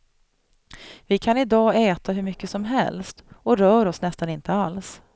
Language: Swedish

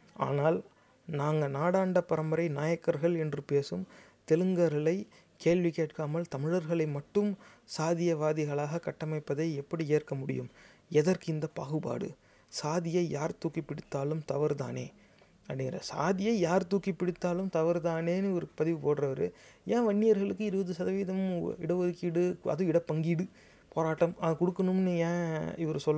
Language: Tamil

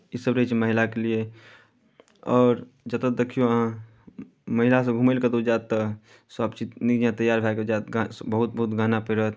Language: Maithili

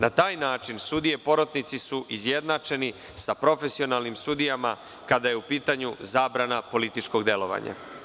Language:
Serbian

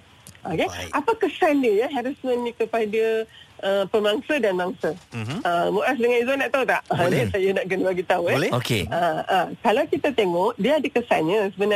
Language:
Malay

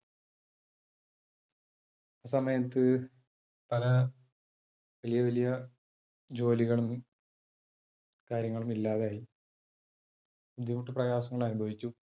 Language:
Malayalam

